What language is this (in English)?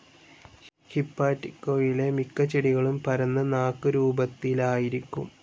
Malayalam